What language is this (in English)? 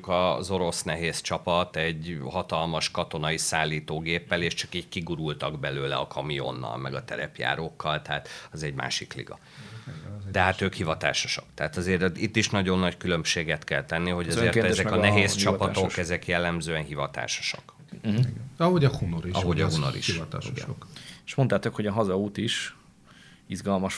Hungarian